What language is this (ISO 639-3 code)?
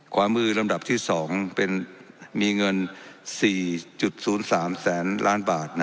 tha